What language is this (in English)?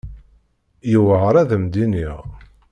Kabyle